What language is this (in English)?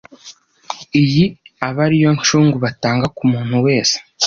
Kinyarwanda